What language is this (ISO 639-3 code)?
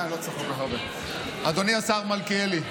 heb